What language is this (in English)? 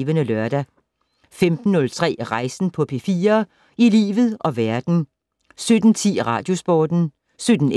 Danish